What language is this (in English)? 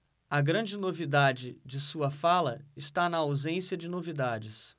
Portuguese